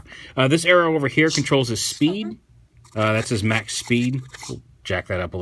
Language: English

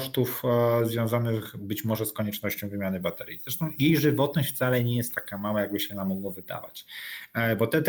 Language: Polish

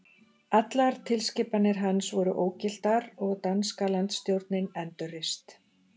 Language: Icelandic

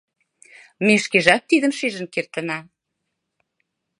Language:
Mari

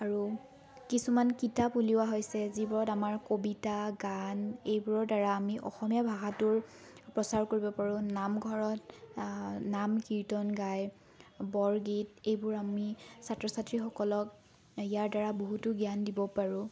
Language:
Assamese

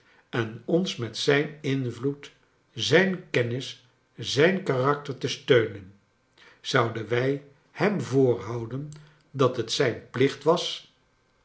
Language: Dutch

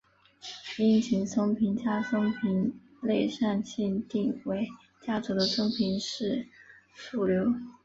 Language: Chinese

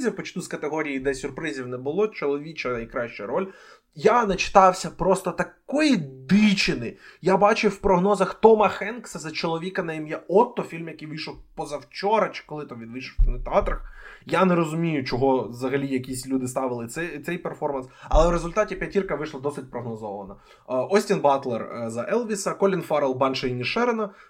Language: Ukrainian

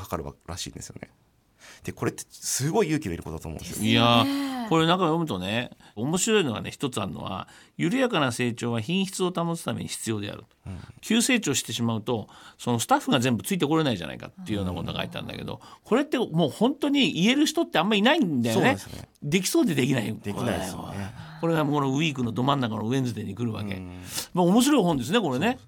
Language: Japanese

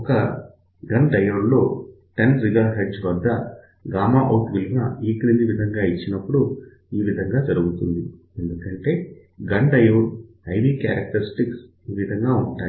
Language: Telugu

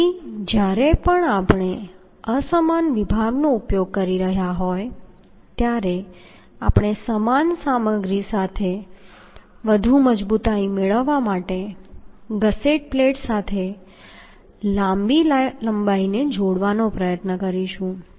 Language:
Gujarati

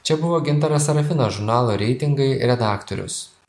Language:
Lithuanian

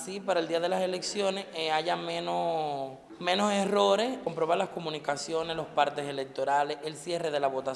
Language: Spanish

